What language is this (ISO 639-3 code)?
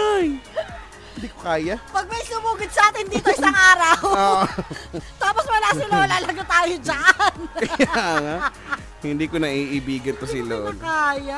fil